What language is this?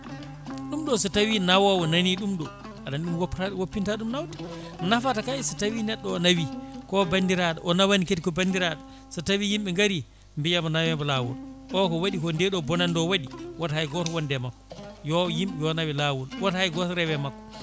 Fula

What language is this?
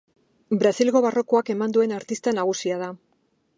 Basque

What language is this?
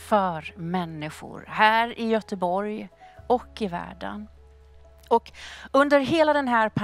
Swedish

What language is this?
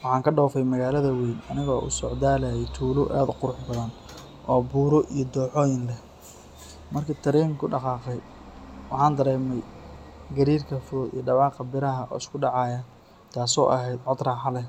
Somali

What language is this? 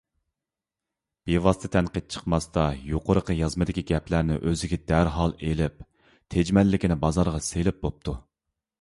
Uyghur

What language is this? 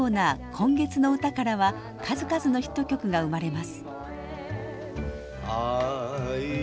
Japanese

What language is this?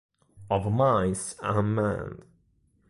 Italian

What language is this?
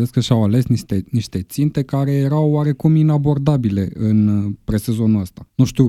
Romanian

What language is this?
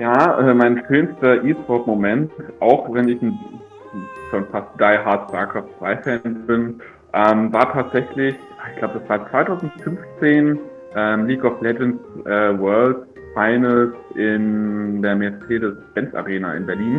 German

